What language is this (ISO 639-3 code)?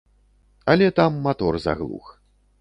bel